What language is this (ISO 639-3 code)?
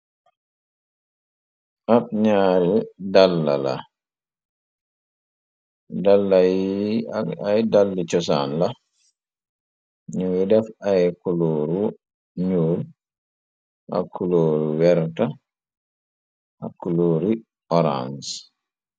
wol